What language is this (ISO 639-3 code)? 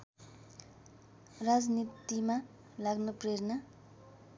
nep